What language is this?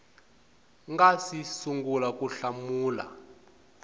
Tsonga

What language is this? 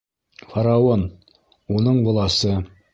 Bashkir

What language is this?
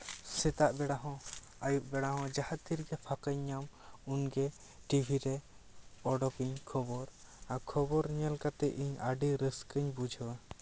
Santali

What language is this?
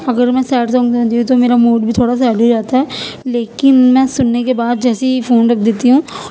Urdu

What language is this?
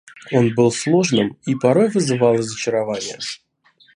Russian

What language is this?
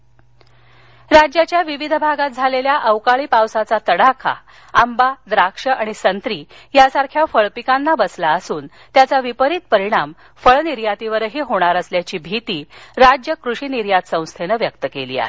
Marathi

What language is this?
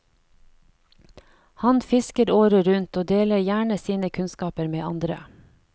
Norwegian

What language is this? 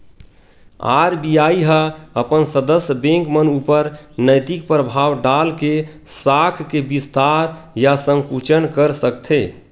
Chhattisgarhi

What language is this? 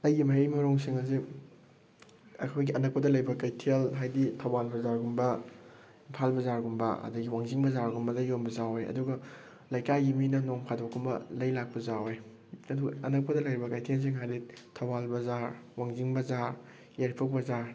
Manipuri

